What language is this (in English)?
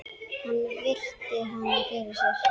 Icelandic